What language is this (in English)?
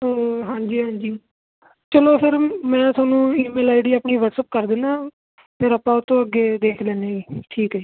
Punjabi